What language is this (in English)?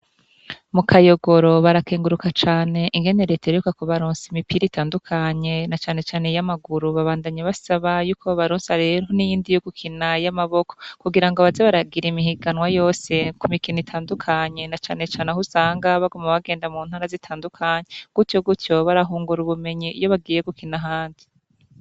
Rundi